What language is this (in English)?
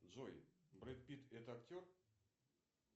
Russian